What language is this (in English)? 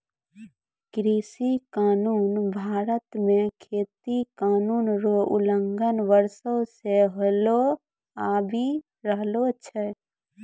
Maithili